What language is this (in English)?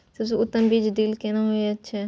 Maithili